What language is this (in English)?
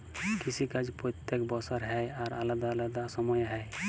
Bangla